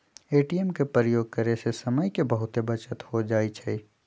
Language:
Magahi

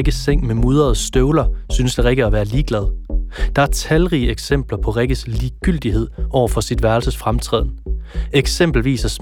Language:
Danish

